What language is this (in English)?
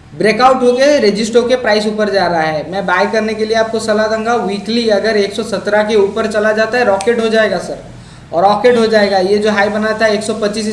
Hindi